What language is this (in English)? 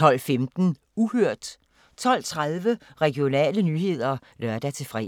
Danish